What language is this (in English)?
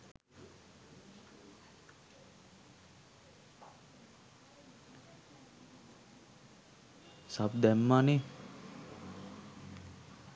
Sinhala